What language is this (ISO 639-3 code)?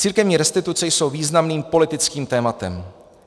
ces